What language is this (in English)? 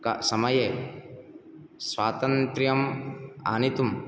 Sanskrit